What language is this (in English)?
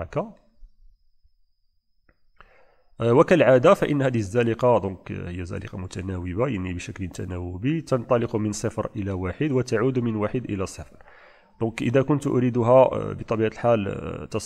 Arabic